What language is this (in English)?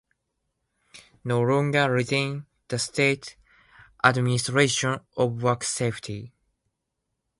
English